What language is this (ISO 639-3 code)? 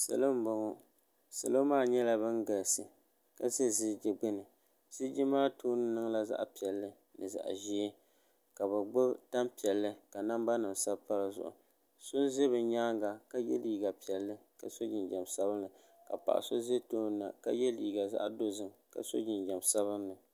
dag